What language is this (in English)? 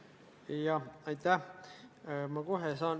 Estonian